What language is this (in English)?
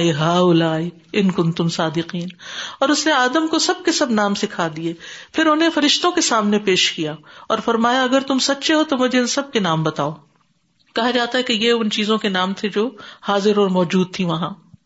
Urdu